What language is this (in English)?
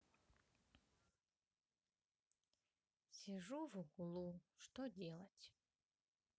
Russian